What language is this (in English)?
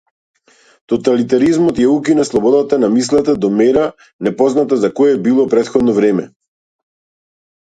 Macedonian